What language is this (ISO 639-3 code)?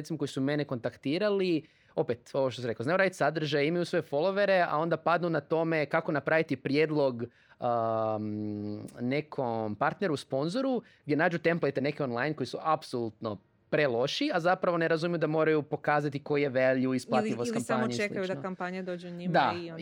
hrv